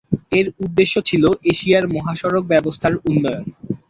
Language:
Bangla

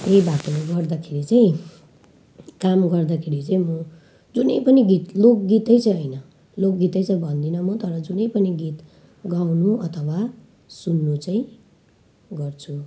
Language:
Nepali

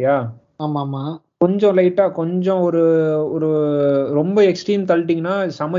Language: Tamil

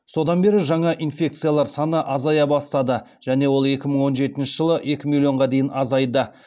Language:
Kazakh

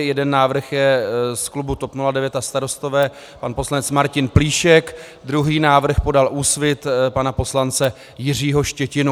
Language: Czech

